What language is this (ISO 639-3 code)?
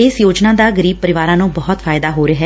pan